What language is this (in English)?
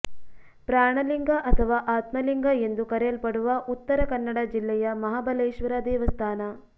Kannada